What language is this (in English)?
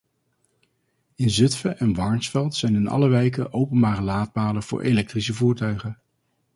Dutch